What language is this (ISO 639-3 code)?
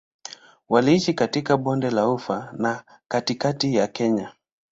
swa